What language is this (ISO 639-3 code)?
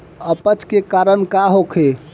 bho